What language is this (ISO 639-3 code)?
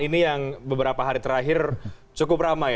ind